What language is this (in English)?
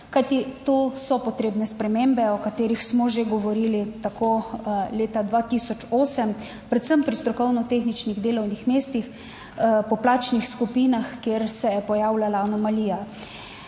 Slovenian